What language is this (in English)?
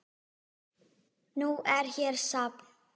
Icelandic